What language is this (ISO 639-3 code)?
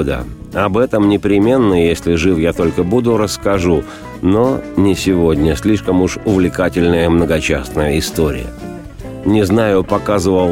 rus